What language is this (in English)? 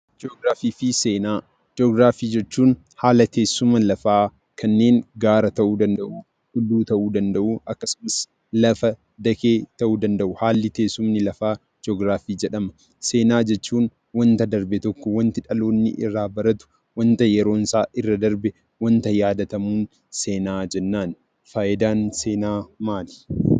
Oromo